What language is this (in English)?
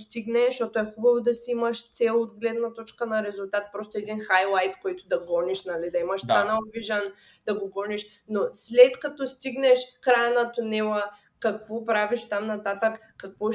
Bulgarian